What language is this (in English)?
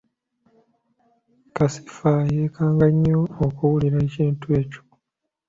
Ganda